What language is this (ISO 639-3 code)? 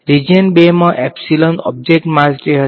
guj